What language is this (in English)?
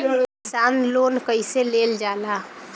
Bhojpuri